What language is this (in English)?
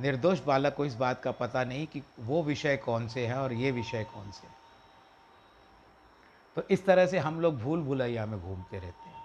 Hindi